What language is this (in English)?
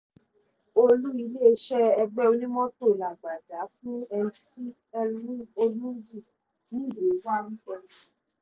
Yoruba